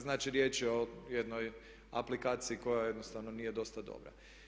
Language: Croatian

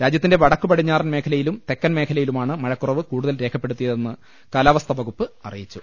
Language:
Malayalam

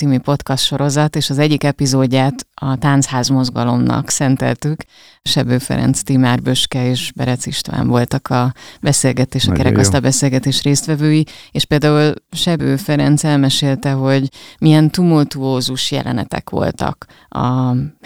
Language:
Hungarian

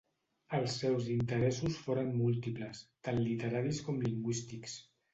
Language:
Catalan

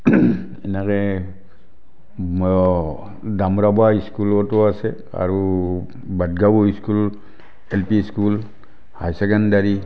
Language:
Assamese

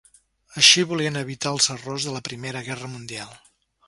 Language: Catalan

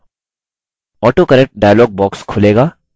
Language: Hindi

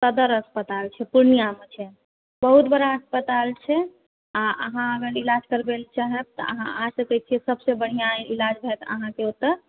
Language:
Maithili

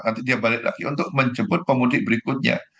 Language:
Indonesian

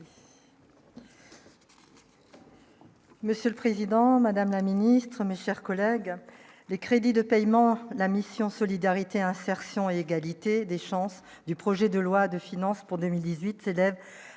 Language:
French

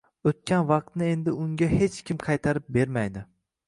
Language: Uzbek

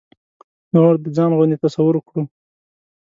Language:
Pashto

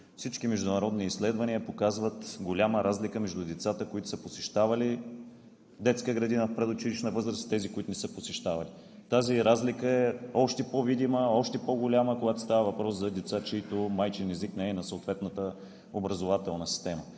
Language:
Bulgarian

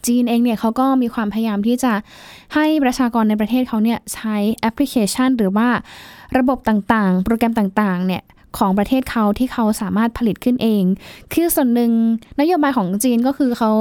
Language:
Thai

